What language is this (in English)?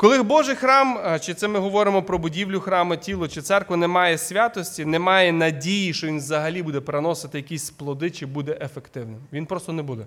Ukrainian